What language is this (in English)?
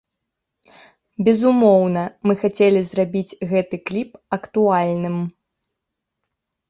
Belarusian